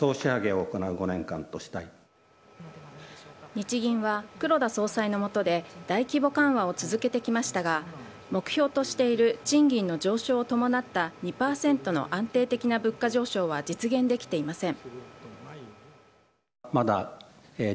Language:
Japanese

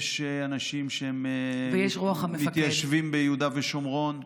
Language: Hebrew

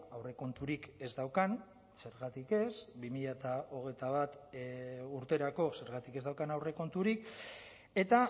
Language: Basque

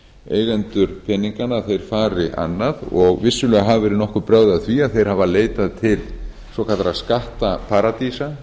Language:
Icelandic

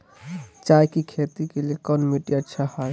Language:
Magahi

